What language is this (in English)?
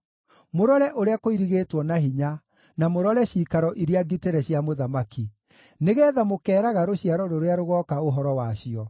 Kikuyu